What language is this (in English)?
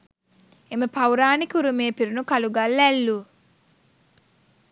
Sinhala